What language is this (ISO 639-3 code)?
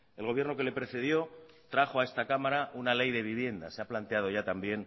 spa